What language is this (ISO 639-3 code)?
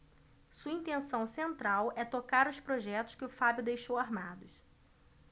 por